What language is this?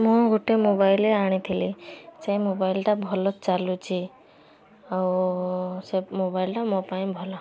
Odia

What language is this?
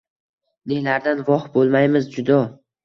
Uzbek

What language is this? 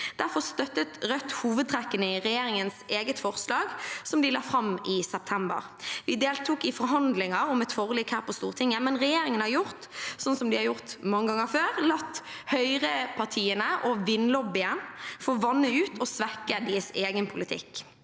Norwegian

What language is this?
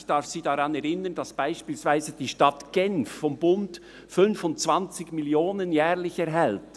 Swiss German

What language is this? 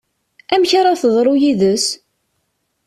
Kabyle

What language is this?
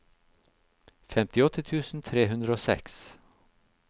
Norwegian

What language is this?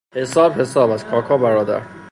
Persian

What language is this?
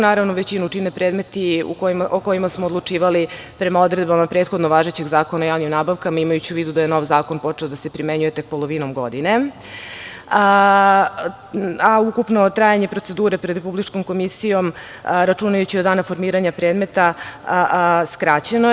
Serbian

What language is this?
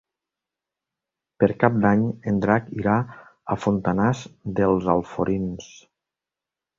Catalan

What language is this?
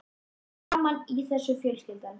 Icelandic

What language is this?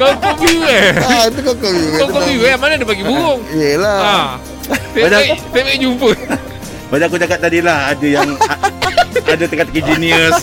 Malay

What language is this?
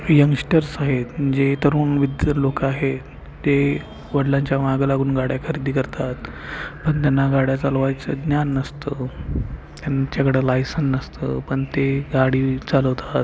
Marathi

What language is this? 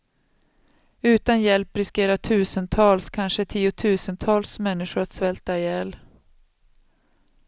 Swedish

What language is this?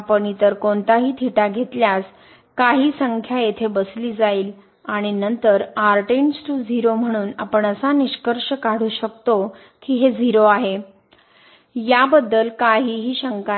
Marathi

